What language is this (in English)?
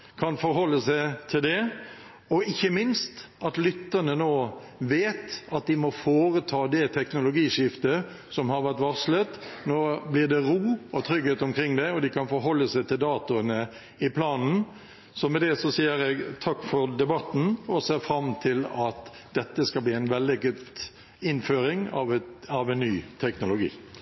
Norwegian Bokmål